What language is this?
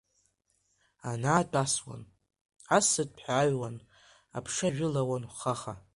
Abkhazian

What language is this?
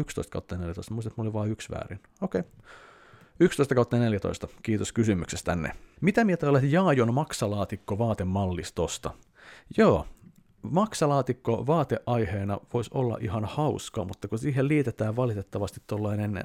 Finnish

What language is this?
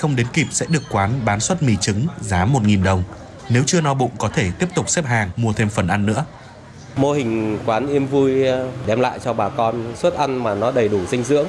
Vietnamese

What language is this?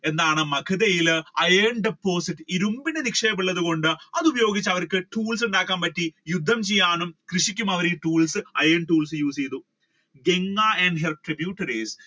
Malayalam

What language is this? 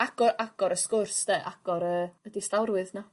Welsh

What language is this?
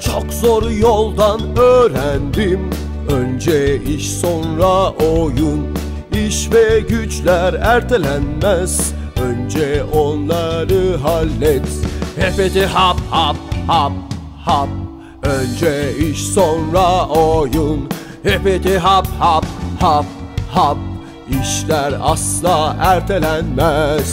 Turkish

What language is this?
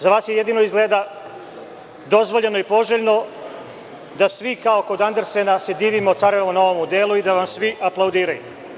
Serbian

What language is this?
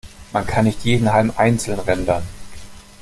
German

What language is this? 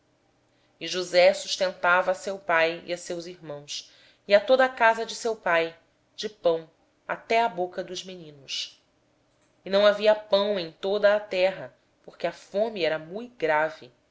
Portuguese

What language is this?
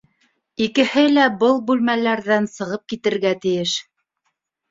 Bashkir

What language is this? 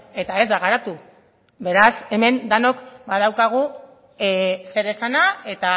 Basque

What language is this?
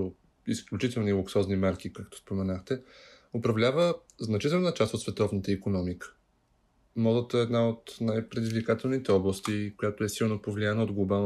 Bulgarian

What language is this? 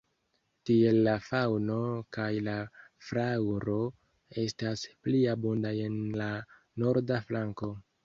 Esperanto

